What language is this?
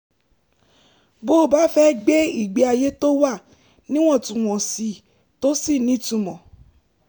Yoruba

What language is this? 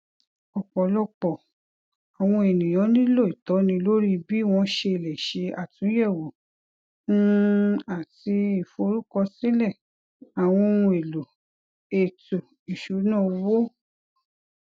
Yoruba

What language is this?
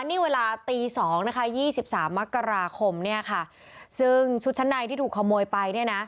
Thai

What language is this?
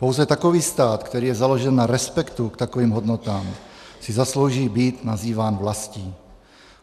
Czech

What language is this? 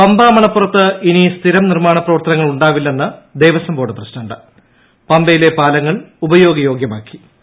Malayalam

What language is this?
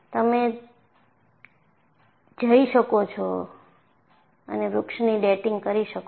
Gujarati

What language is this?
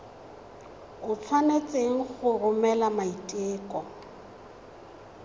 Tswana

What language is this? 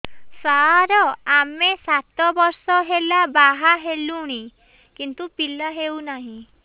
Odia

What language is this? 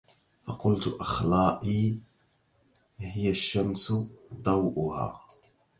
Arabic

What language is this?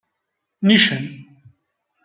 Kabyle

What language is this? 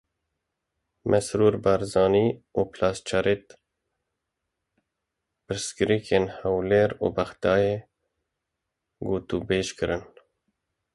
Kurdish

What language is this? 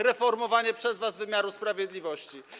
Polish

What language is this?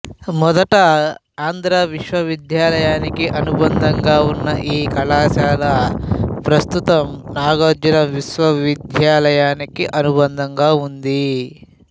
Telugu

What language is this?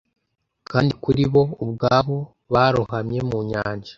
Kinyarwanda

